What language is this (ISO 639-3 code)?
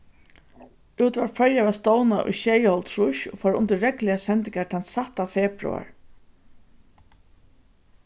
fao